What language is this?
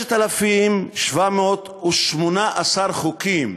Hebrew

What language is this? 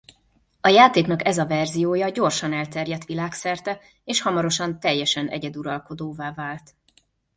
Hungarian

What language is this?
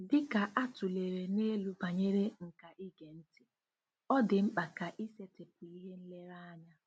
Igbo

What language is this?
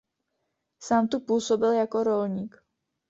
Czech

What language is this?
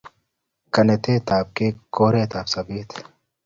Kalenjin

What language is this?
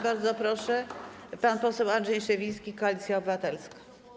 Polish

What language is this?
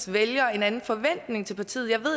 Danish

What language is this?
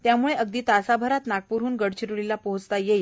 Marathi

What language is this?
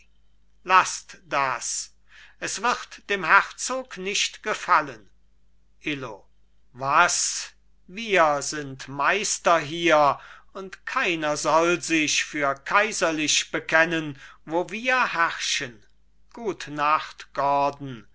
German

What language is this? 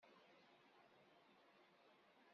Kabyle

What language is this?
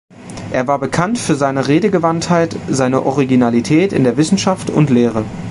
German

